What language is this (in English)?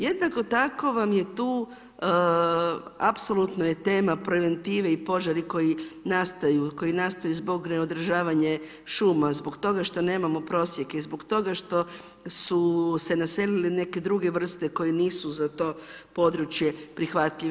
Croatian